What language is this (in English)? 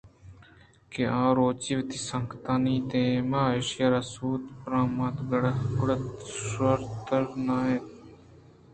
Eastern Balochi